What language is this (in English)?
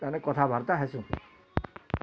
Odia